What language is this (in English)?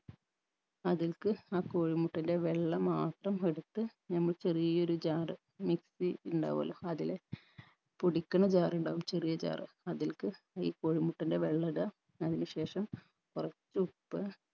Malayalam